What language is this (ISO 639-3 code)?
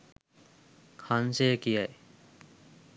sin